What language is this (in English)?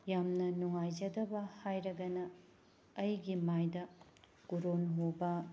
Manipuri